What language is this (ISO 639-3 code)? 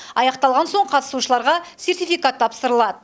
kaz